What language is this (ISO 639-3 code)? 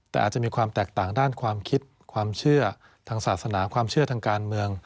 tha